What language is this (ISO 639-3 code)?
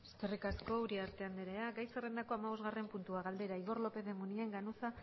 eus